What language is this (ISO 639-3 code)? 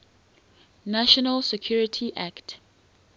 eng